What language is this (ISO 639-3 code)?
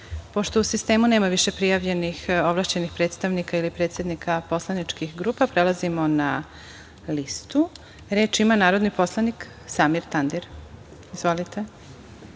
srp